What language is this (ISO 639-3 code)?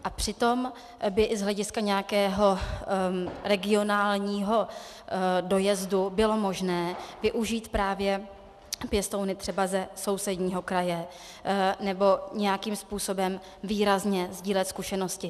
ces